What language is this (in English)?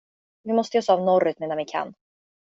Swedish